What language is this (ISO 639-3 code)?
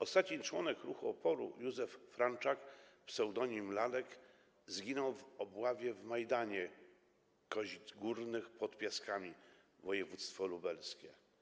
pol